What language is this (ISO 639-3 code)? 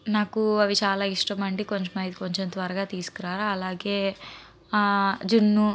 tel